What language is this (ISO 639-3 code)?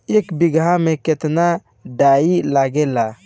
bho